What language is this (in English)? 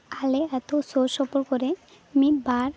Santali